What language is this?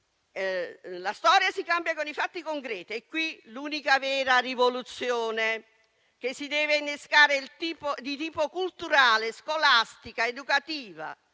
Italian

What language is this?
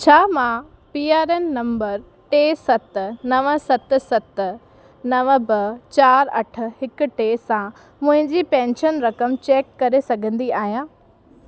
Sindhi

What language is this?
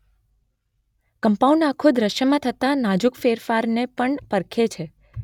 Gujarati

